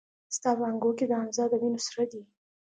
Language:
Pashto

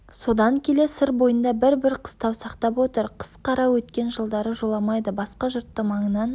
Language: Kazakh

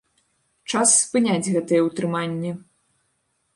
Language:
Belarusian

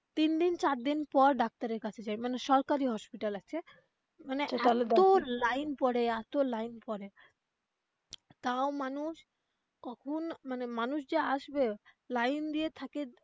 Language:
Bangla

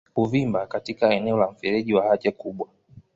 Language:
Swahili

